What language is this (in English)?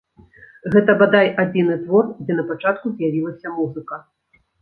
Belarusian